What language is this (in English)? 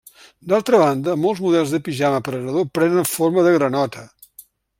Catalan